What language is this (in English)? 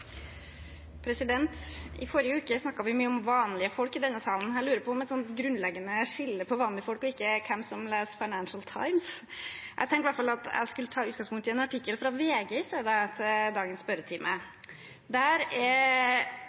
Norwegian